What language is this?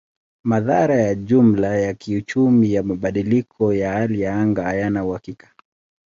Swahili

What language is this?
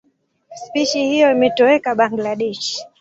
Swahili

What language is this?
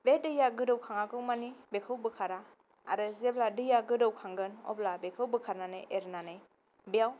Bodo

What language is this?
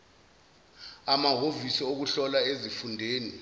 Zulu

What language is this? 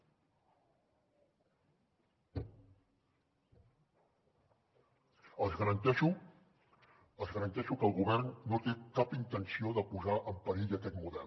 Catalan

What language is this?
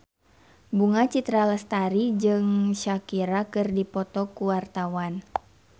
Sundanese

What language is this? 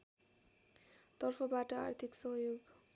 Nepali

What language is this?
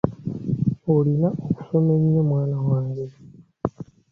Ganda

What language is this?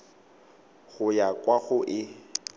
Tswana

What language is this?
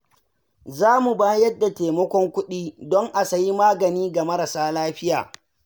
Hausa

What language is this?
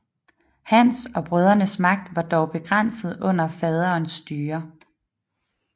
Danish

